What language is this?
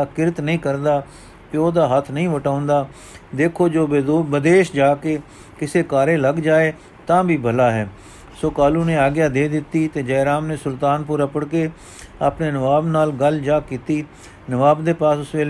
Punjabi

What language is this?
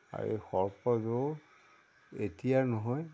Assamese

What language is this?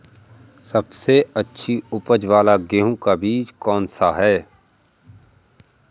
Hindi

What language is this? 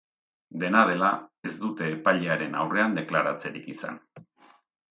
Basque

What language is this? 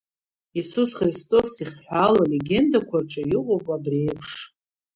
Abkhazian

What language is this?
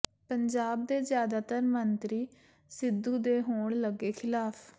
Punjabi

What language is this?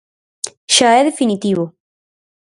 Galician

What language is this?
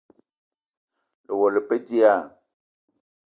Eton (Cameroon)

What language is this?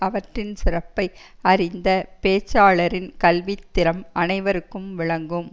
Tamil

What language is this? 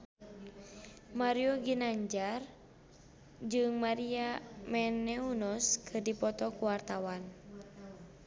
Sundanese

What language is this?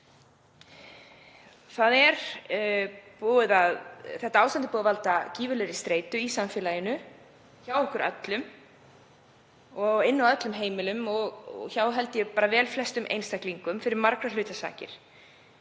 Icelandic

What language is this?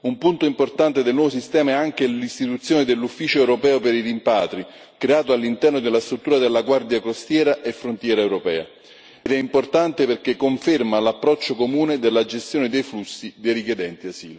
Italian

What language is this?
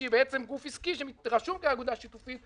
Hebrew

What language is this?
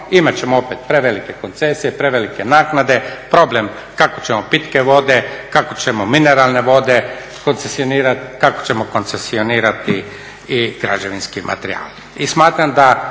Croatian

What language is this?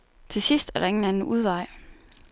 Danish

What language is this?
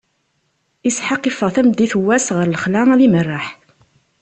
Kabyle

